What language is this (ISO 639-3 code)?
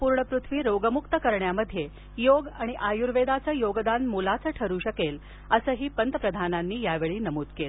mar